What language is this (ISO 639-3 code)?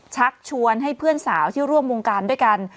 tha